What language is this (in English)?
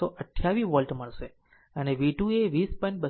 Gujarati